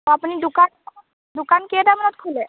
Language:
Assamese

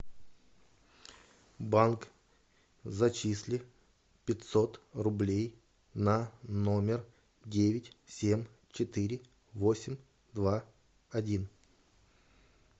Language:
Russian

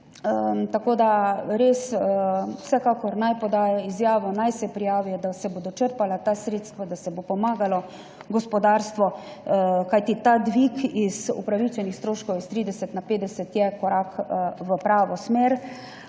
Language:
Slovenian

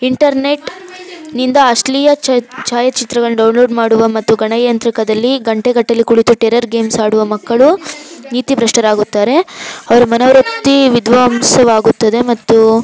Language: Kannada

